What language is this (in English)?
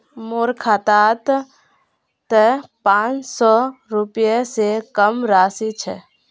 Magahi